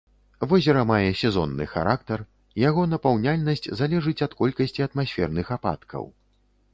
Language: Belarusian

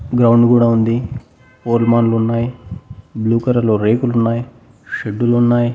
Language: Telugu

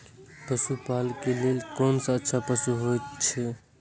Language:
Maithili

